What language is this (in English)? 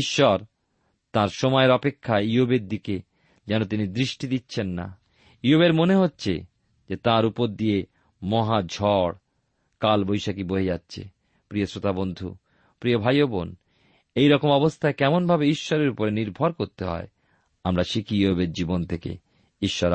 Bangla